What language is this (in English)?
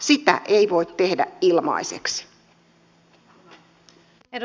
Finnish